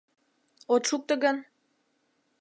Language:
Mari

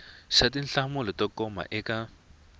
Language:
Tsonga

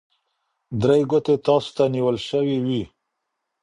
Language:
Pashto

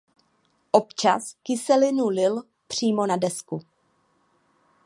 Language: Czech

